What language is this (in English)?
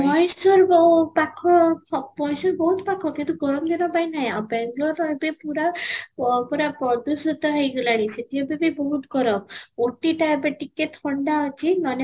Odia